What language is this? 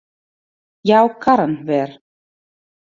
Western Frisian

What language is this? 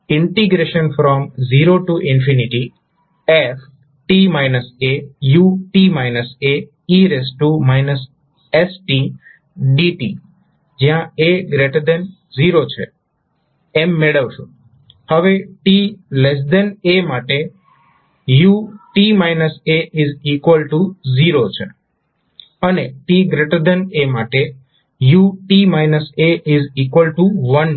Gujarati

